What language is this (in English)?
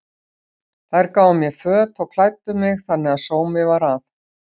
Icelandic